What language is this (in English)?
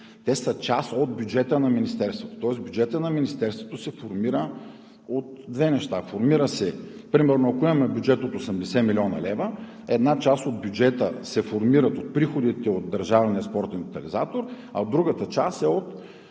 Bulgarian